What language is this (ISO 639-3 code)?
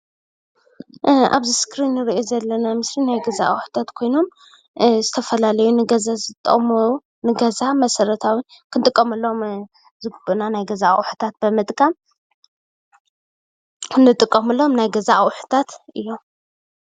tir